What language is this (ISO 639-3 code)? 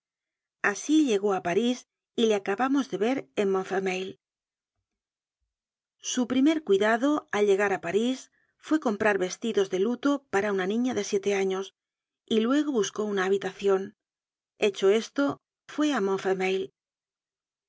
spa